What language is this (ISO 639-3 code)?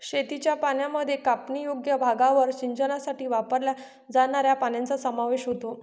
mar